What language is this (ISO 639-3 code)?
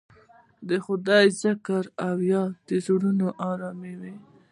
pus